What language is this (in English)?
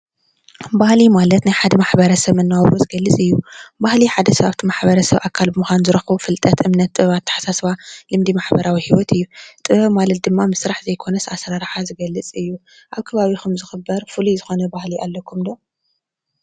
Tigrinya